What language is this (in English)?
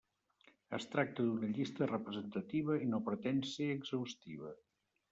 Catalan